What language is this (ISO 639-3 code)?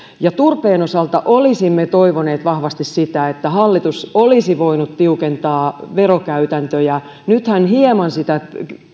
fin